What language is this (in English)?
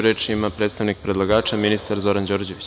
Serbian